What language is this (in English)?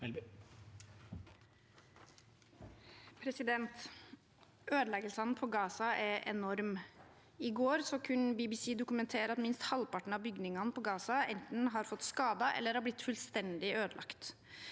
Norwegian